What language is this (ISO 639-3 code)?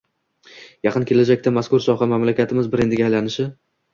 uzb